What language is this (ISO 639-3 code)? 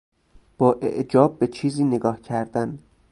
fas